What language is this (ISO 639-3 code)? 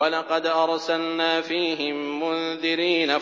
ara